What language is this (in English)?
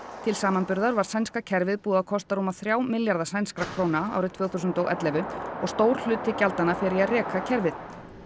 Icelandic